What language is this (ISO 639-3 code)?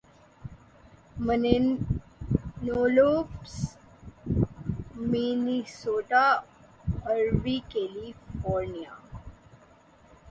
urd